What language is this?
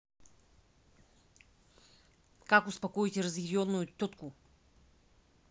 Russian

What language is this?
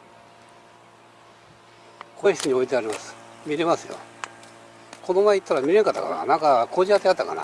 Japanese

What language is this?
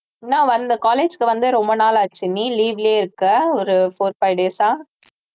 Tamil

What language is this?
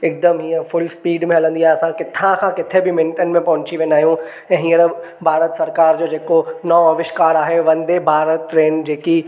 Sindhi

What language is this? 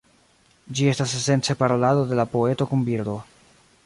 Esperanto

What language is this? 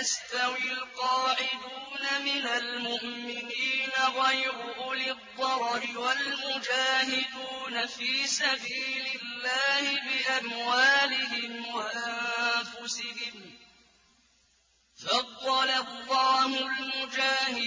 Arabic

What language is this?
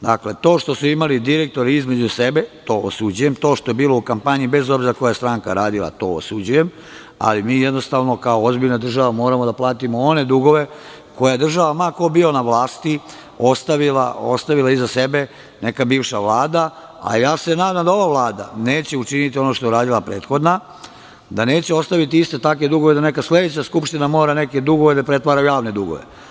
Serbian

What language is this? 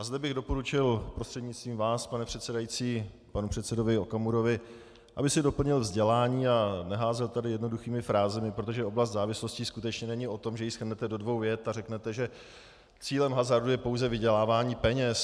Czech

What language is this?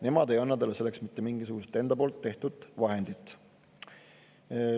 Estonian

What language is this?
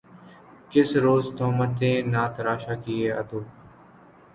Urdu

